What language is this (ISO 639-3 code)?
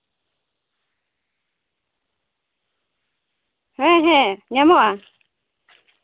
sat